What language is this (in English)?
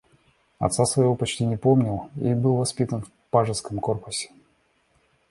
Russian